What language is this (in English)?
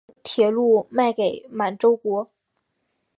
Chinese